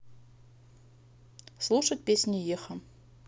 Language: Russian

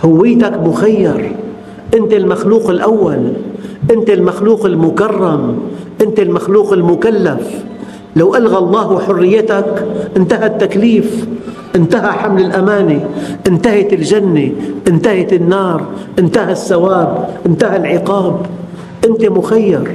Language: Arabic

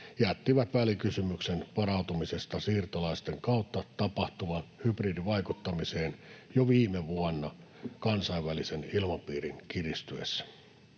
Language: Finnish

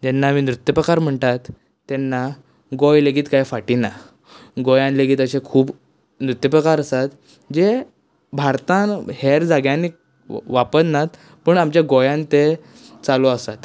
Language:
Konkani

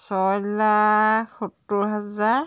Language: Assamese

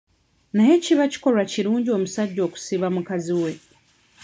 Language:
Ganda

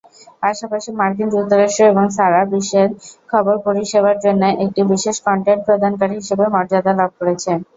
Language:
Bangla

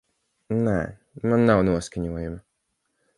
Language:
Latvian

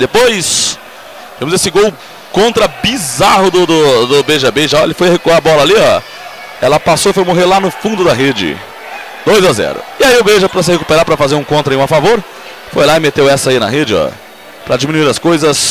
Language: Portuguese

